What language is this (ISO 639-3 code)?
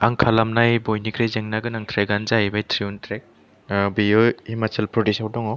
brx